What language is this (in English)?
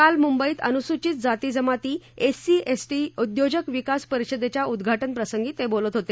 Marathi